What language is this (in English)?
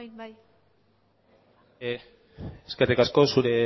Basque